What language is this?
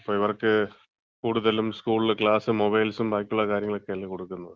Malayalam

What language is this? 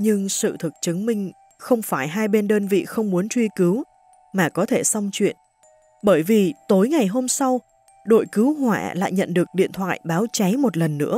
Vietnamese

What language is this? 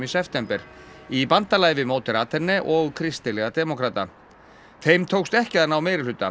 Icelandic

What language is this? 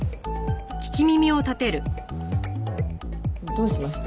Japanese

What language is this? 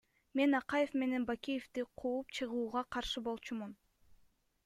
Kyrgyz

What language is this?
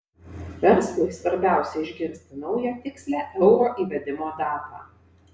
Lithuanian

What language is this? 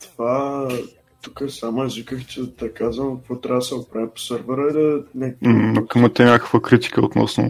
Bulgarian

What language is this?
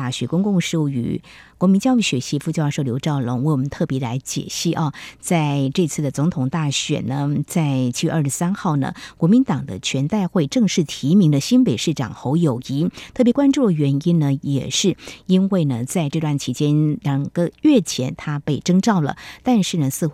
Chinese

